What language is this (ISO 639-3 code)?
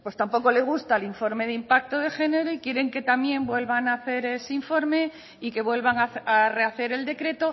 spa